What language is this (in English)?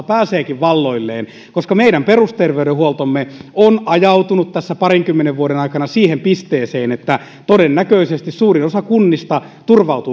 Finnish